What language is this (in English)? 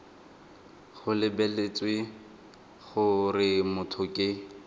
Tswana